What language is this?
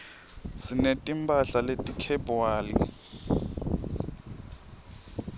Swati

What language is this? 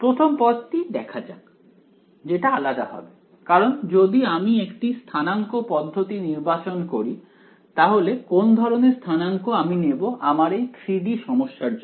Bangla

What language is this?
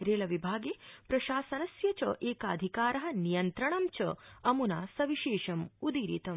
Sanskrit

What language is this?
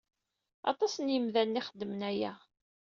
Kabyle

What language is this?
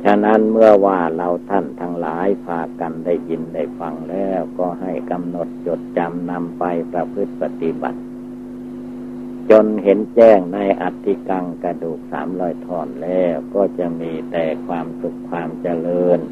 Thai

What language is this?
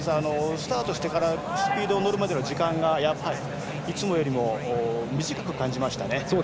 Japanese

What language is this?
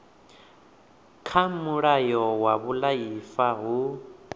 Venda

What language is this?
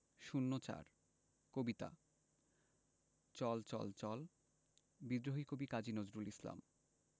Bangla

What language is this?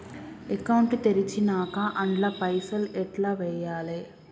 Telugu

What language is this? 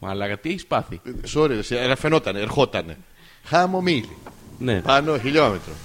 Greek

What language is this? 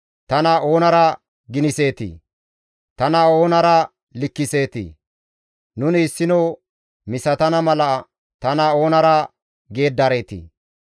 Gamo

